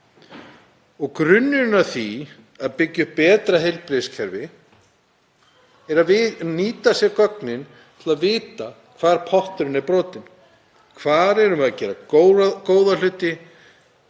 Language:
Icelandic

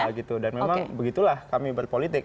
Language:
Indonesian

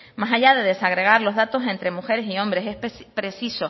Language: Spanish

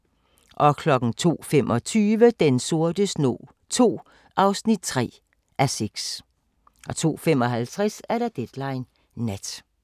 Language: Danish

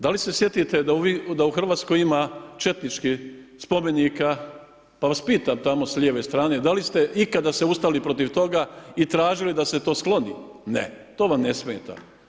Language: Croatian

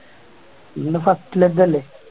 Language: Malayalam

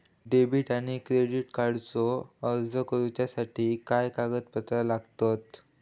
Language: Marathi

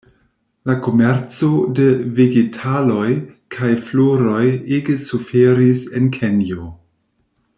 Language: Esperanto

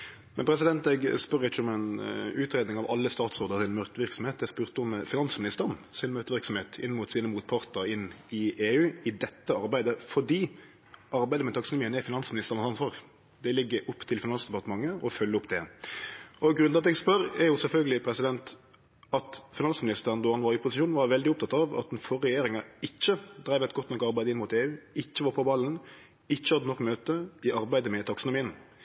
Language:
Norwegian Nynorsk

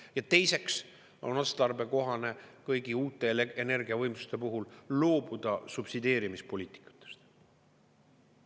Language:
Estonian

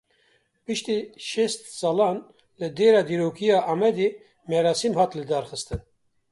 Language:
Kurdish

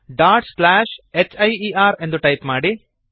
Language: Kannada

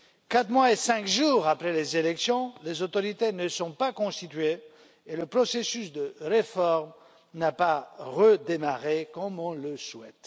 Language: French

